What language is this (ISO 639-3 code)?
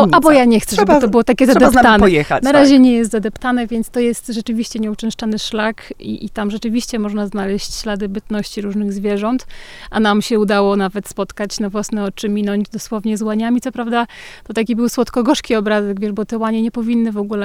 pol